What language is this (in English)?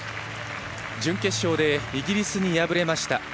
Japanese